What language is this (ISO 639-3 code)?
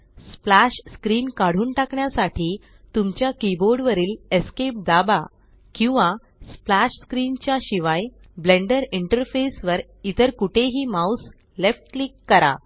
mar